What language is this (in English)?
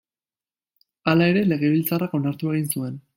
Basque